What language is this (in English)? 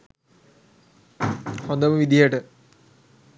Sinhala